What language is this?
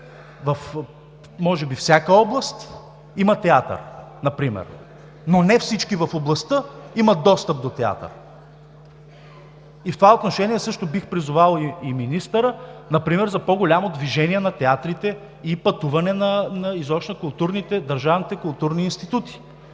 Bulgarian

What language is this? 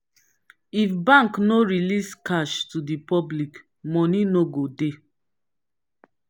Nigerian Pidgin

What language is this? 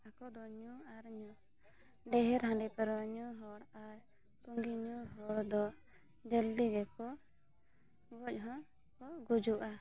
Santali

